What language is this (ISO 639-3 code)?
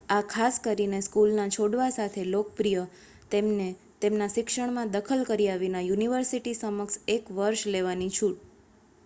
guj